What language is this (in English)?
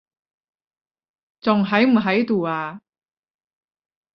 Cantonese